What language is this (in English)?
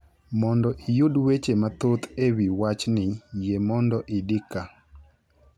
Luo (Kenya and Tanzania)